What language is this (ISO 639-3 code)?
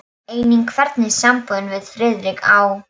isl